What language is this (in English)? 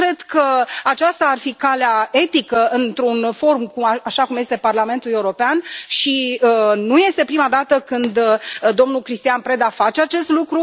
Romanian